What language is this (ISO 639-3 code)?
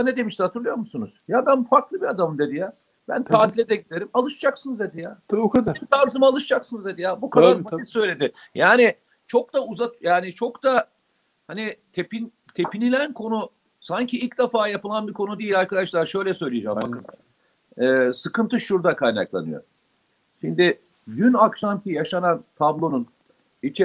tur